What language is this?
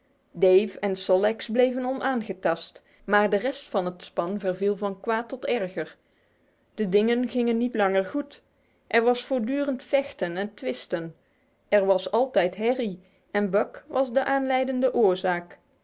Dutch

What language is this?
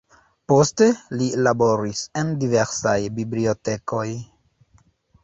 Esperanto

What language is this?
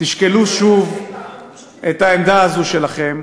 Hebrew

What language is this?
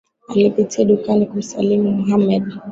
Swahili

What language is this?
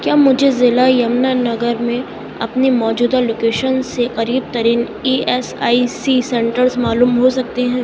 Urdu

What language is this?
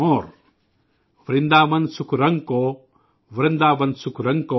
Urdu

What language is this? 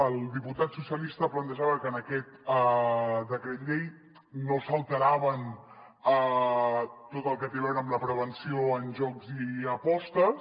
Catalan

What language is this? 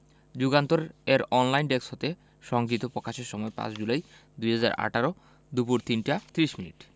Bangla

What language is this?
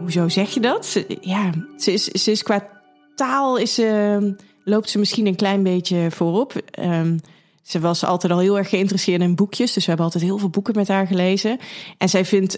Dutch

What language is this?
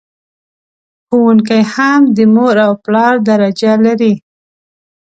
Pashto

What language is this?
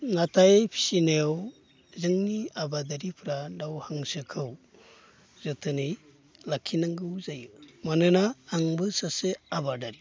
Bodo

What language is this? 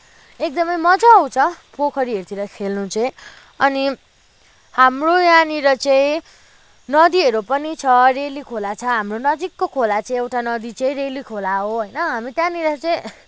Nepali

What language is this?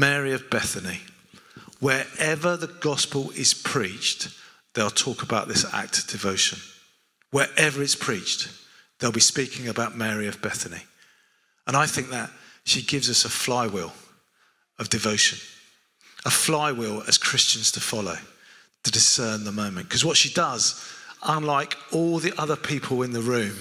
English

